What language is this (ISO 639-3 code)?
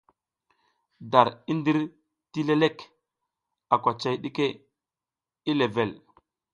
giz